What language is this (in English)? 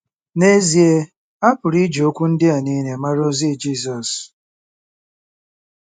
Igbo